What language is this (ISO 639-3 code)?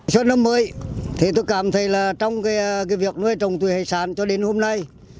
vie